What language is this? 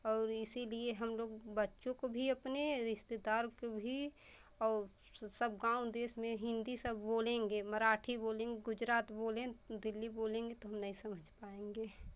Hindi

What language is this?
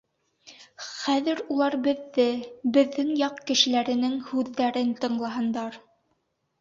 Bashkir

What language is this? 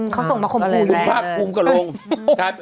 Thai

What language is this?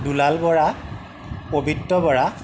Assamese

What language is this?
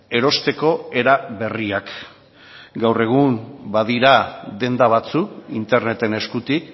Basque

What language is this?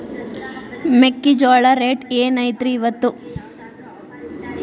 Kannada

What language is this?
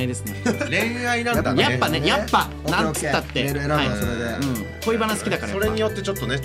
Japanese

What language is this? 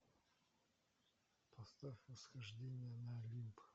Russian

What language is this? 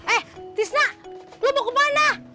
Indonesian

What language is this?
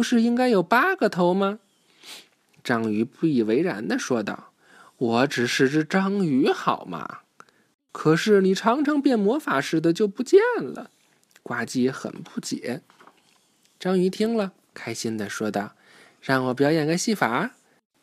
Chinese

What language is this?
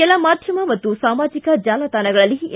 Kannada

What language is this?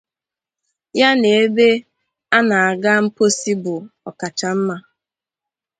Igbo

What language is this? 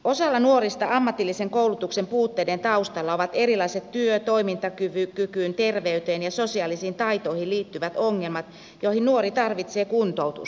Finnish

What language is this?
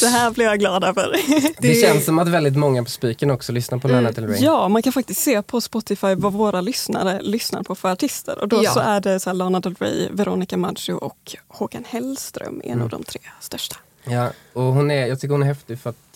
Swedish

